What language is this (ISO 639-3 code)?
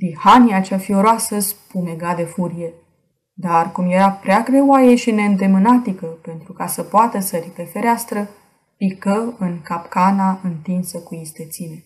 ron